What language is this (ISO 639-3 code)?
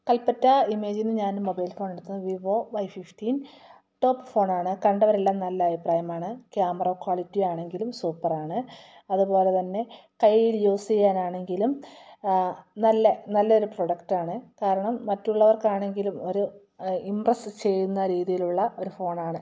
mal